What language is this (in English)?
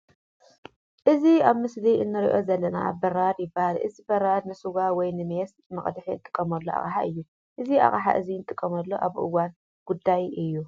Tigrinya